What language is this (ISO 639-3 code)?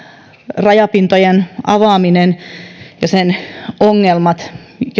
fin